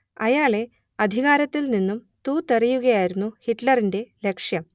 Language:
Malayalam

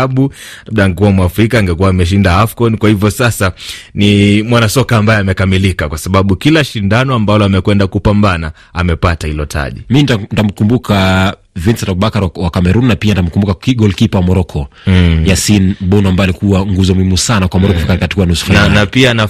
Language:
Swahili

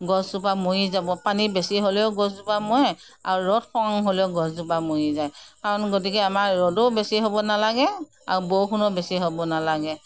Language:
Assamese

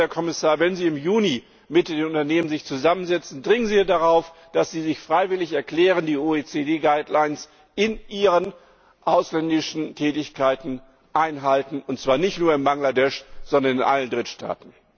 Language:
German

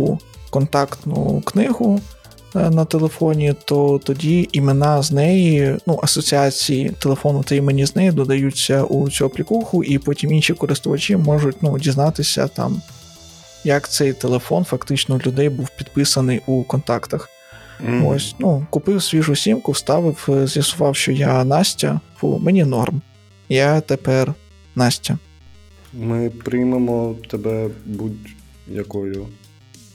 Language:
Ukrainian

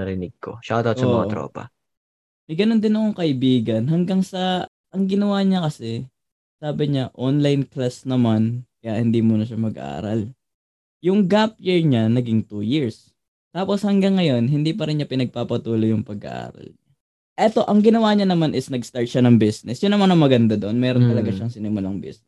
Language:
Filipino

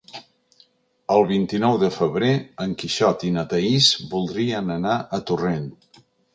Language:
Catalan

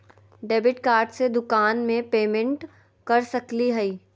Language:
Magahi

